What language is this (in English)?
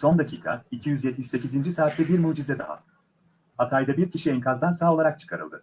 Turkish